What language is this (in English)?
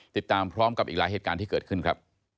Thai